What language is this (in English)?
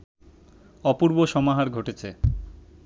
Bangla